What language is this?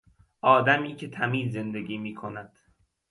Persian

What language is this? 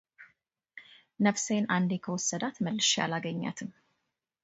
Amharic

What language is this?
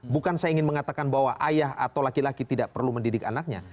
Indonesian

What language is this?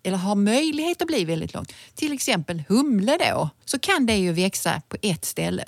Swedish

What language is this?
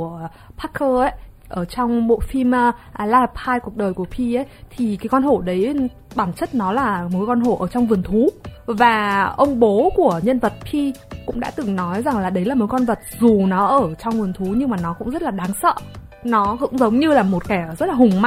Vietnamese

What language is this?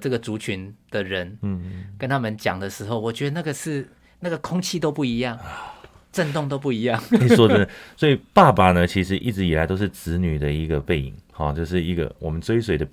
Chinese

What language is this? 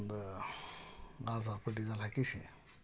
Kannada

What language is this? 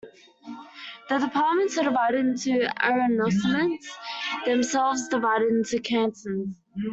English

